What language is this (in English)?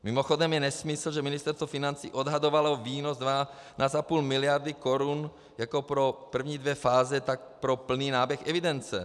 Czech